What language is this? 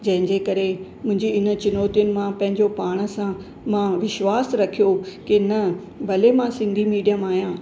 Sindhi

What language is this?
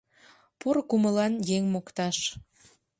Mari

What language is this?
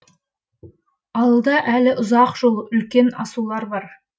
Kazakh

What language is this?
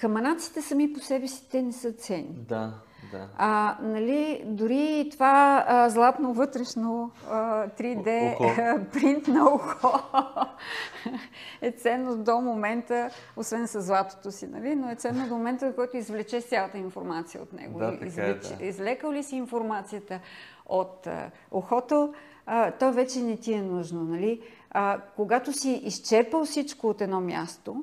Bulgarian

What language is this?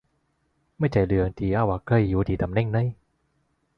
Thai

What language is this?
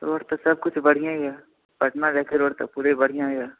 Maithili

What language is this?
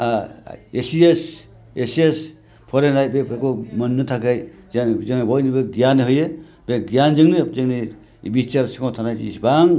Bodo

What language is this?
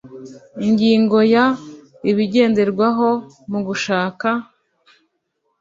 Kinyarwanda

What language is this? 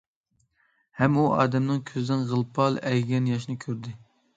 Uyghur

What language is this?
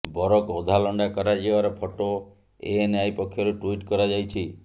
Odia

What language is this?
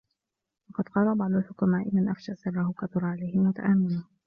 Arabic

